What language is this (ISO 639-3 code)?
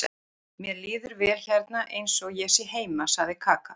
isl